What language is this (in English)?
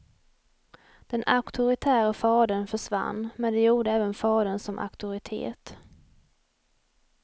Swedish